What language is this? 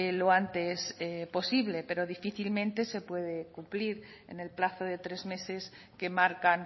Spanish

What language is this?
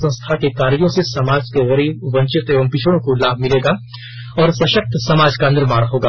Hindi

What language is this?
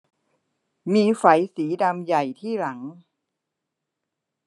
Thai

